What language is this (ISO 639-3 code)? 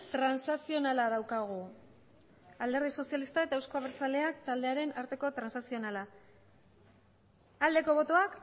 eus